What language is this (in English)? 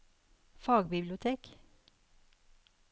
Norwegian